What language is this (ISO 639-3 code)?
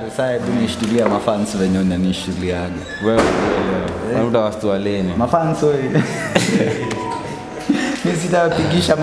swa